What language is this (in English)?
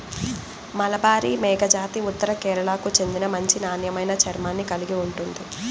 Telugu